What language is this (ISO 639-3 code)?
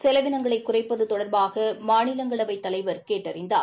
tam